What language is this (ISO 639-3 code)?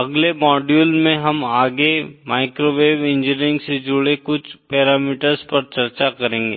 hin